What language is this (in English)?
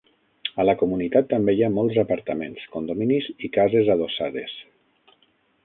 Catalan